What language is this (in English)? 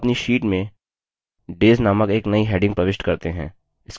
Hindi